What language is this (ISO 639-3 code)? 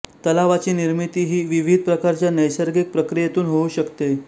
mar